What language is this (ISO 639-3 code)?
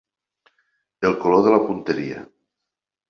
cat